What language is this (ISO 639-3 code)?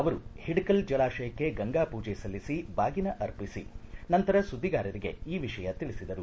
kan